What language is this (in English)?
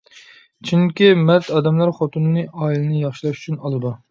Uyghur